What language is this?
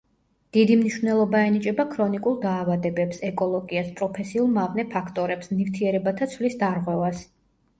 Georgian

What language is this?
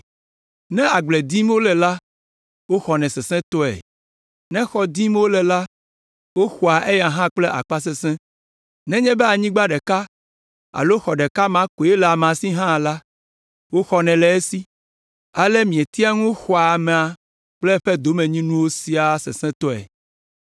Ewe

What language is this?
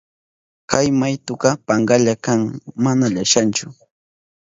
Southern Pastaza Quechua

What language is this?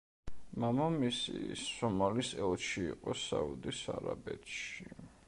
Georgian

